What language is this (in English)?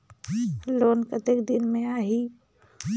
Chhattisgarhi